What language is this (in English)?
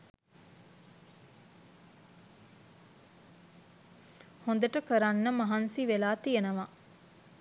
Sinhala